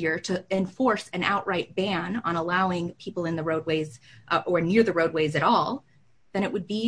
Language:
English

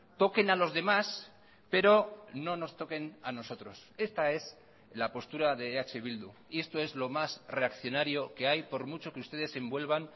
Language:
Spanish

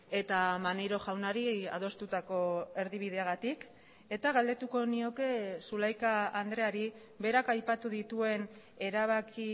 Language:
Basque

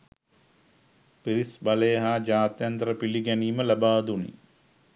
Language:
Sinhala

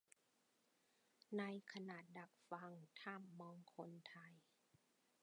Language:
Thai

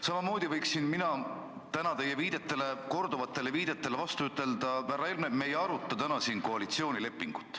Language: Estonian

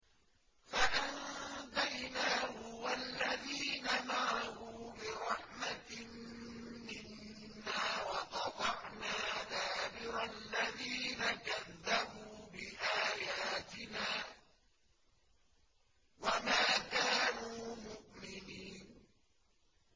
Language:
Arabic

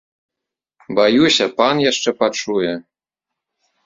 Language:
Belarusian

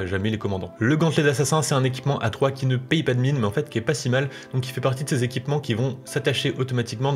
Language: French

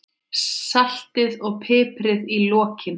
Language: Icelandic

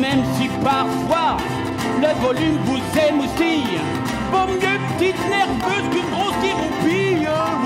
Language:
French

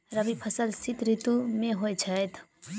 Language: Maithili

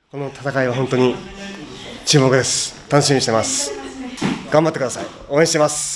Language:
Japanese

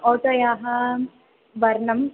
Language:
Sanskrit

